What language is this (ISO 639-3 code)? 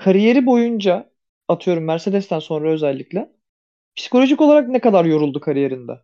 tur